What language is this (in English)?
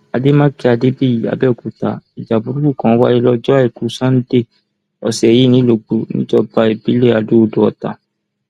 Yoruba